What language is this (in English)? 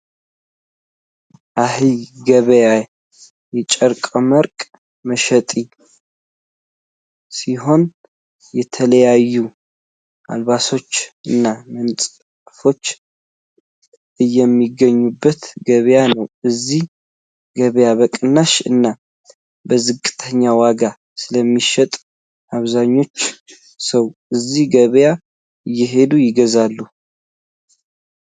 Tigrinya